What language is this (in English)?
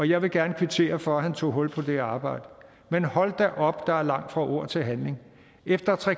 Danish